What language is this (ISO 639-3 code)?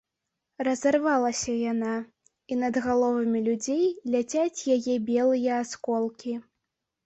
bel